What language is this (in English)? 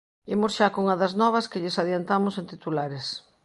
Galician